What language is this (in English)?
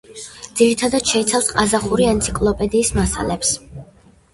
Georgian